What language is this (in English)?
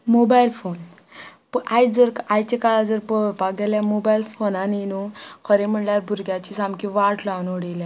Konkani